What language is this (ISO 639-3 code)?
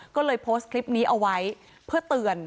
tha